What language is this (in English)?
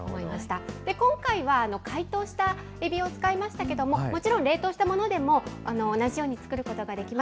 Japanese